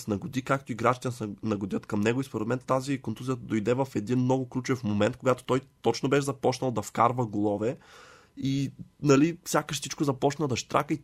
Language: Bulgarian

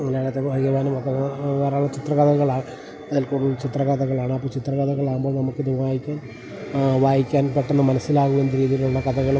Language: Malayalam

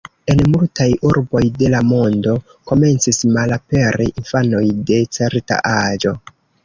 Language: Esperanto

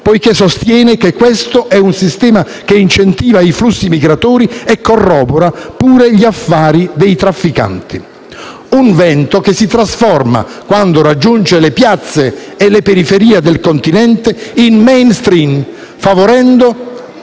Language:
Italian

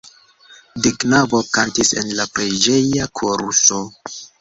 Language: Esperanto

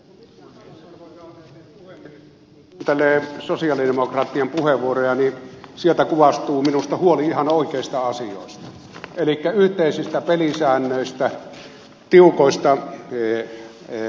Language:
Finnish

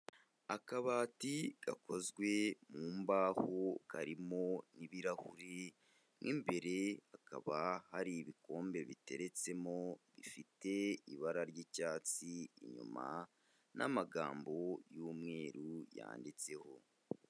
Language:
Kinyarwanda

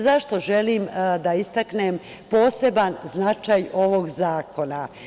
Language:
Serbian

